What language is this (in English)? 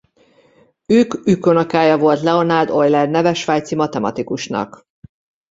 Hungarian